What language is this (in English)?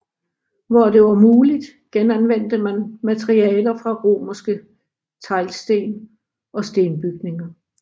Danish